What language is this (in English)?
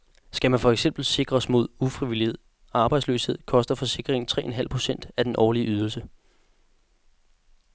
Danish